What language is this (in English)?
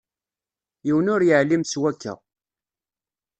Kabyle